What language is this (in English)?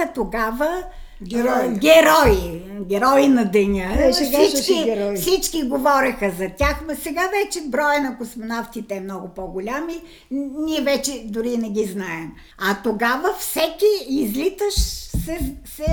Bulgarian